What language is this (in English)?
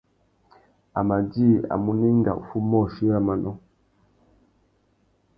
Tuki